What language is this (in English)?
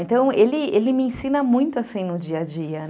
Portuguese